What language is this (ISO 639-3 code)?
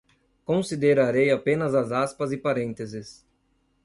por